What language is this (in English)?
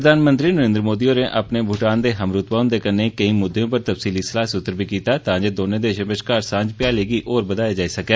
Dogri